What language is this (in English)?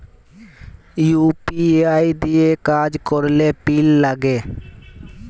Bangla